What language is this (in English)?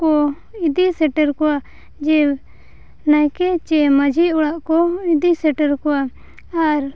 Santali